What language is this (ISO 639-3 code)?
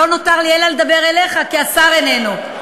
heb